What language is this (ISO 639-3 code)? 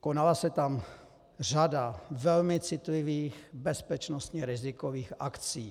ces